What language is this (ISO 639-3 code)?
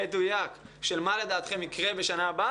heb